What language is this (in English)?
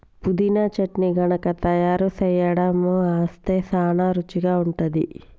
Telugu